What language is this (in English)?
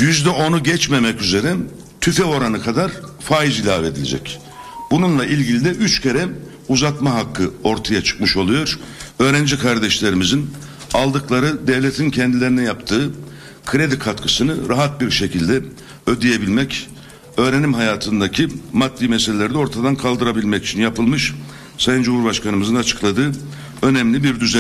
Turkish